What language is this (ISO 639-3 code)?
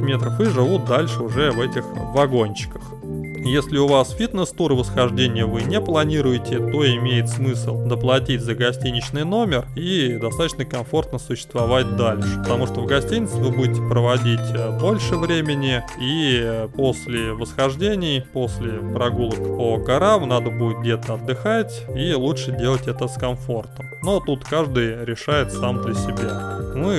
rus